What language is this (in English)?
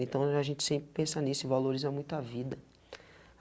Portuguese